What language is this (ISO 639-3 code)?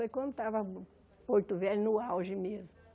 por